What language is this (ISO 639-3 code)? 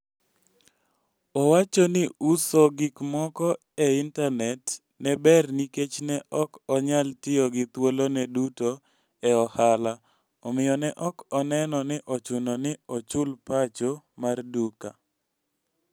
luo